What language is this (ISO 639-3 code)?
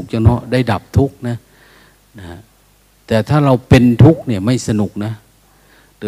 tha